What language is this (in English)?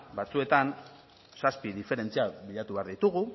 Basque